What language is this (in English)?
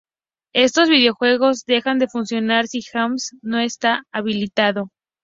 Spanish